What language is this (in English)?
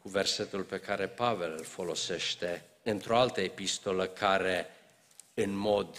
Romanian